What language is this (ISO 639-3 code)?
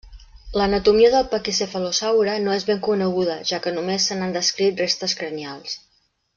cat